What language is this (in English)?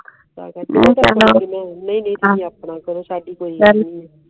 Punjabi